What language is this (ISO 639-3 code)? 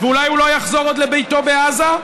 heb